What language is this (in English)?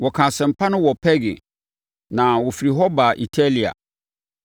Akan